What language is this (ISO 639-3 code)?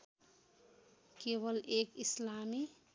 nep